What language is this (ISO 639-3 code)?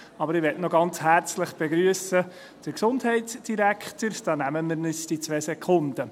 gsw